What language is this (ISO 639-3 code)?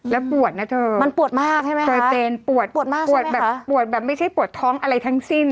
tha